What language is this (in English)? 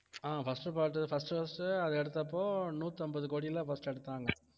Tamil